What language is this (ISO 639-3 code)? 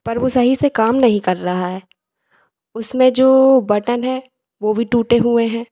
hin